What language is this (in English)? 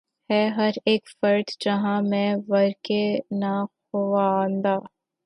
Urdu